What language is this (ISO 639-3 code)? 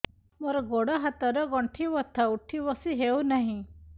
ori